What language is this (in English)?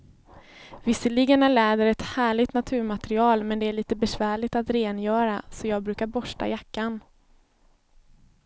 Swedish